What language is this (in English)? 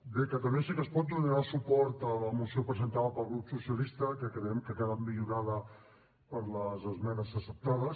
Catalan